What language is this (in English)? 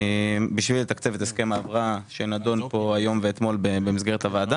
Hebrew